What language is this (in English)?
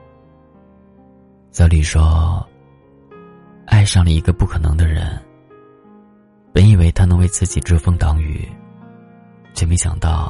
Chinese